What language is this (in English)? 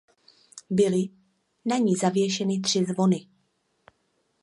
Czech